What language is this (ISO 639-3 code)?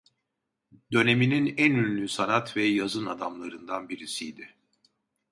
tur